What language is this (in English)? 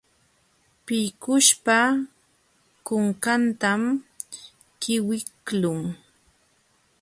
Jauja Wanca Quechua